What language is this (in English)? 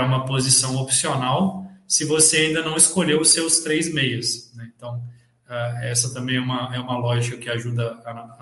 Portuguese